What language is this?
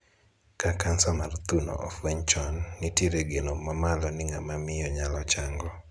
Luo (Kenya and Tanzania)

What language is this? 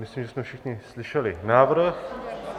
Czech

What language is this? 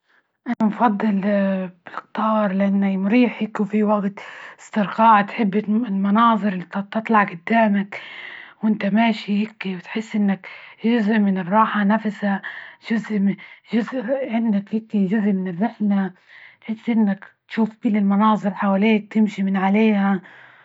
Libyan Arabic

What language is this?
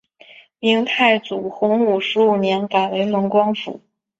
Chinese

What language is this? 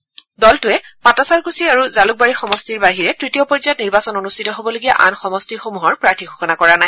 Assamese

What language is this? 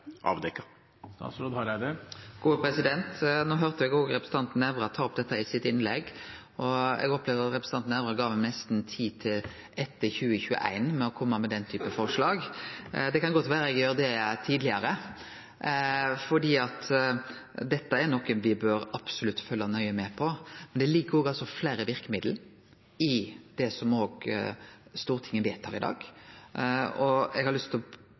Norwegian Nynorsk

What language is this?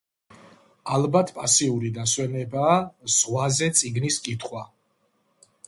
Georgian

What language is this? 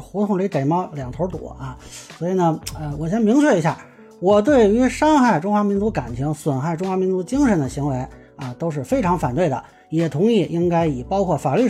Chinese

